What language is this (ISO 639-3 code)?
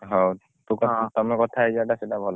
ori